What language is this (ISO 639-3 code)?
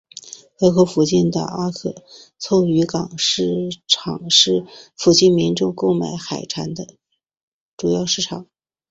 zho